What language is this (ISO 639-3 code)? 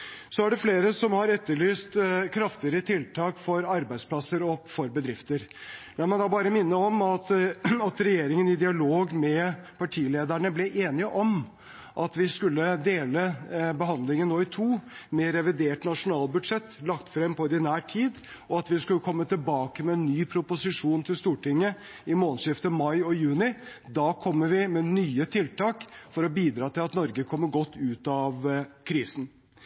nob